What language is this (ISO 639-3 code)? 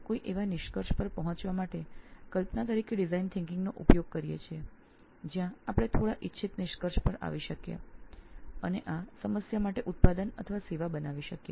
guj